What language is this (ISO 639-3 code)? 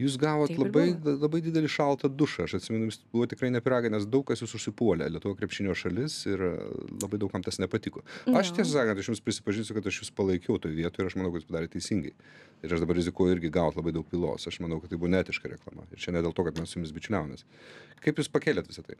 lit